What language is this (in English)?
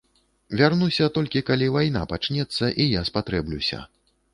Belarusian